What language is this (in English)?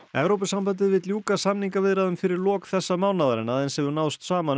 Icelandic